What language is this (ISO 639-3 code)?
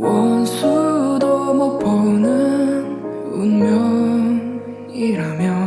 kor